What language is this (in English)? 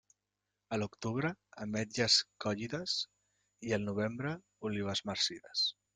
Catalan